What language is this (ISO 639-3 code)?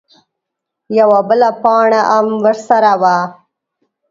pus